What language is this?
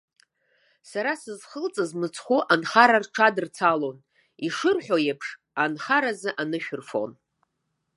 Abkhazian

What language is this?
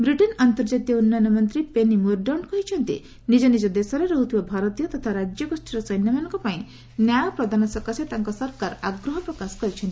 Odia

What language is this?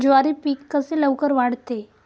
Marathi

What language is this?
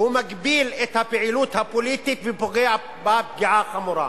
Hebrew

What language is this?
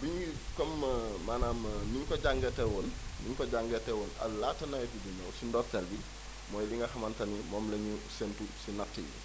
Wolof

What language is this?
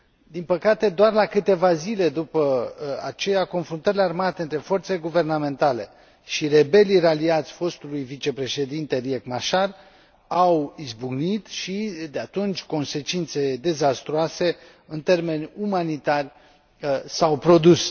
Romanian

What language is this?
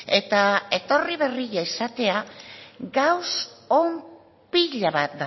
Basque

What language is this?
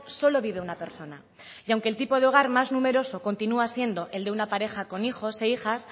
Spanish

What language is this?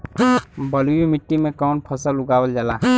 Bhojpuri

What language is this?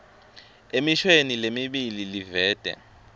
Swati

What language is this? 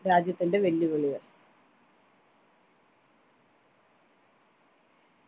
Malayalam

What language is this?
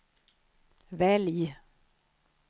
Swedish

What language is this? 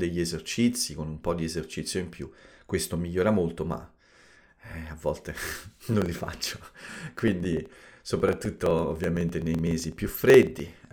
Italian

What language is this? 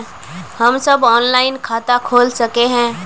Magahi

